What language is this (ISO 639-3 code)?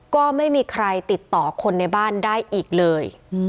tha